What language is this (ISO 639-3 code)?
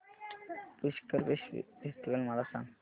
mar